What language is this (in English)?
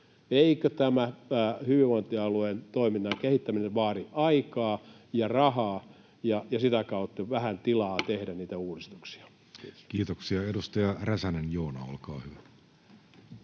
Finnish